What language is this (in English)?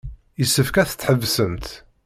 Kabyle